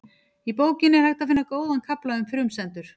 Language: Icelandic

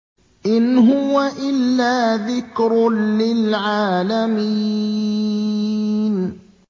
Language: Arabic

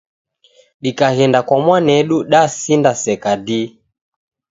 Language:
Taita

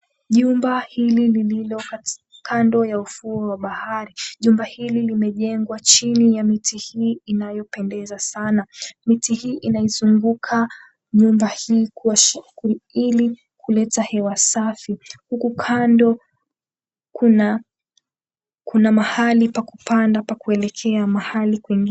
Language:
Swahili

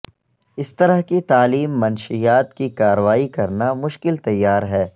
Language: Urdu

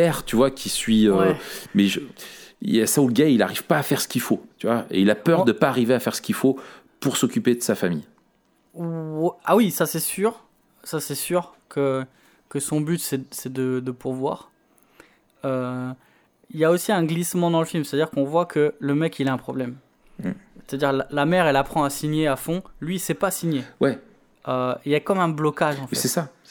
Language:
French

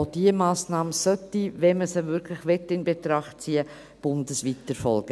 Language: Swiss German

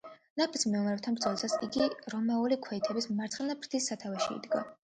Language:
Georgian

